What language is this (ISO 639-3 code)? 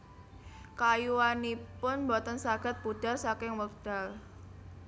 jav